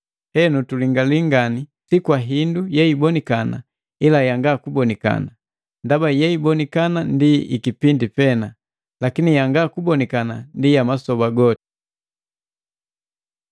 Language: Matengo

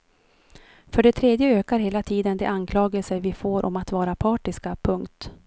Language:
Swedish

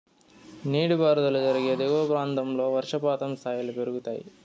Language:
Telugu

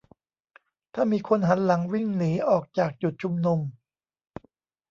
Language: Thai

